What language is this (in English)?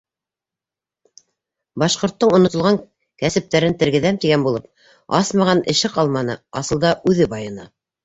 Bashkir